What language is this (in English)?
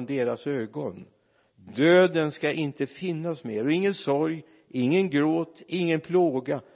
Swedish